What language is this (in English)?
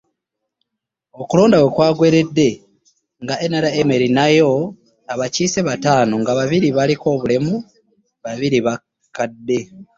Ganda